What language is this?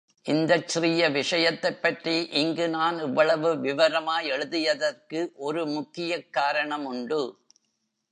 Tamil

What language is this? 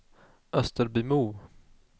Swedish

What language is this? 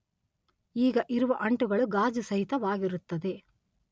Kannada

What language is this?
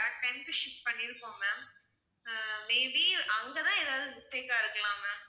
Tamil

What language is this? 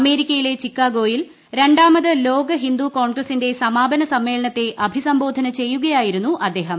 Malayalam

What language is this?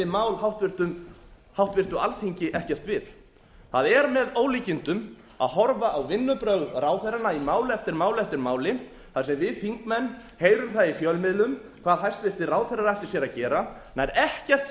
Icelandic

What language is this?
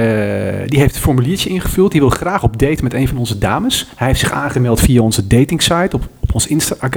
Dutch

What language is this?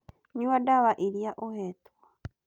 Kikuyu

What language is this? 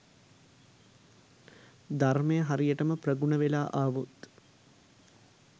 Sinhala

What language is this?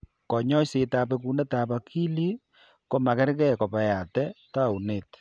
Kalenjin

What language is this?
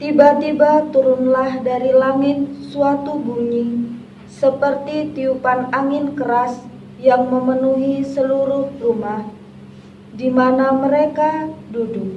Indonesian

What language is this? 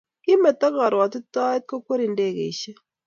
Kalenjin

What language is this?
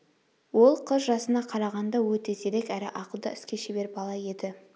Kazakh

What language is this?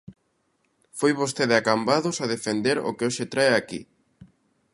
Galician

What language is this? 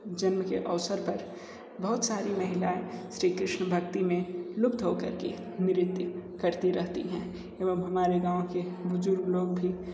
Hindi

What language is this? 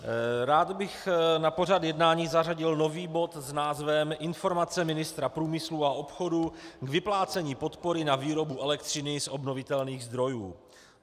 Czech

